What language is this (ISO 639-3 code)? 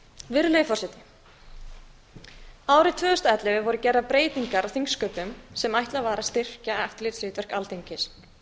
isl